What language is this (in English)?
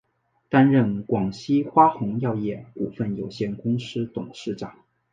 Chinese